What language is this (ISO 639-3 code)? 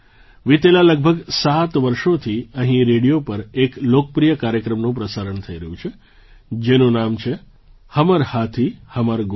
guj